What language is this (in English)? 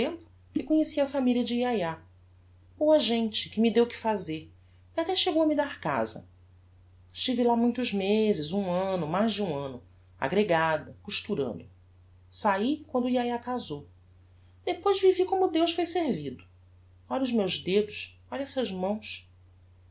Portuguese